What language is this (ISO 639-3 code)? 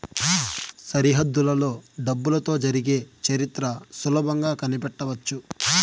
tel